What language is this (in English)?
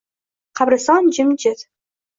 Uzbek